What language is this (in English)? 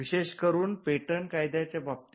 Marathi